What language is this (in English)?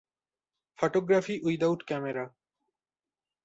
Bangla